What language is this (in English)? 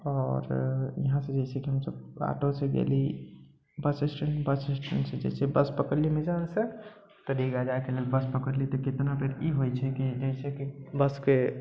Maithili